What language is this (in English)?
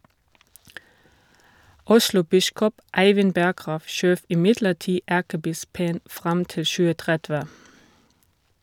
Norwegian